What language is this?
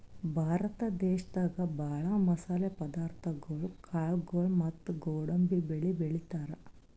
Kannada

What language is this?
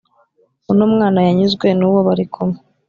Kinyarwanda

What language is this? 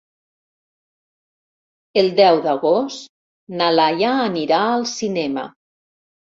Catalan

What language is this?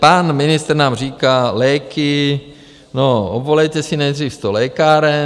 Czech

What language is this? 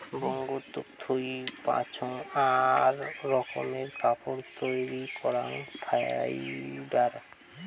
Bangla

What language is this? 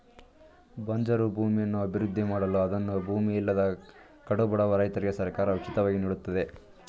Kannada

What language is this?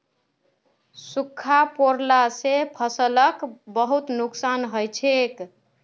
Magahi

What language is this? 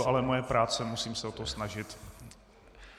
Czech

